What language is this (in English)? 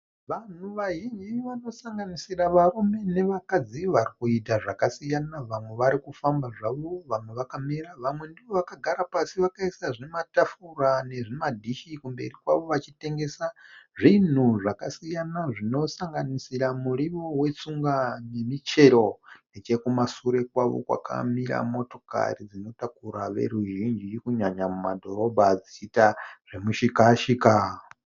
Shona